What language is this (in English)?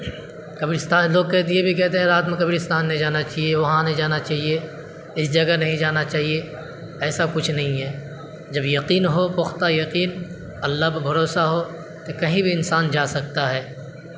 Urdu